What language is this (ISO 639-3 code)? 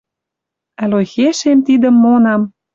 mrj